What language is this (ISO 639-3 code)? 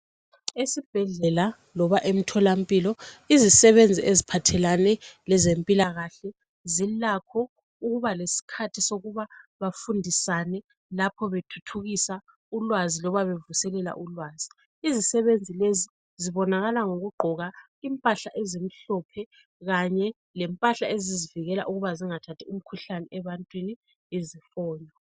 nde